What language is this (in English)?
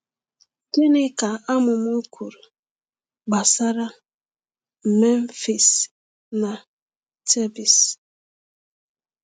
Igbo